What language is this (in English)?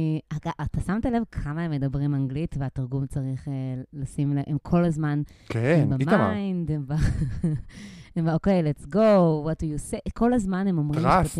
Hebrew